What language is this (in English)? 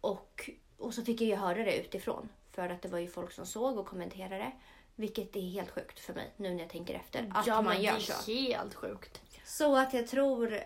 Swedish